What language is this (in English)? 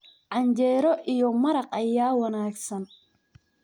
Somali